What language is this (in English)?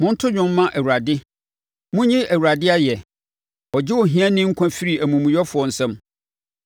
Akan